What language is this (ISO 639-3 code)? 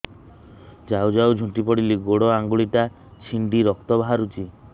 ori